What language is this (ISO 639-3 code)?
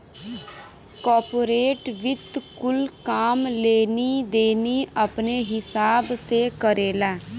bho